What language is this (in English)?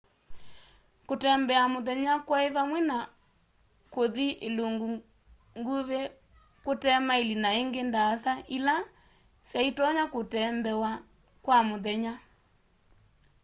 Kamba